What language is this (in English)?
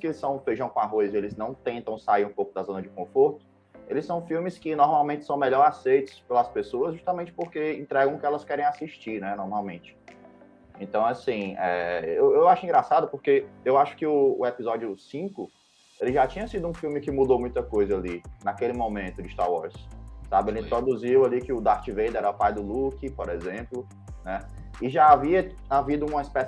Portuguese